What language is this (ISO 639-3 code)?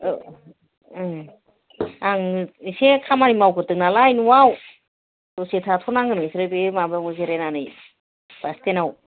brx